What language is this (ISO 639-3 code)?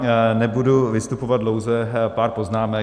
ces